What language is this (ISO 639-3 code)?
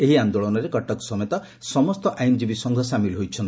ori